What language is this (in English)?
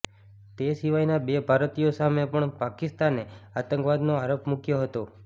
Gujarati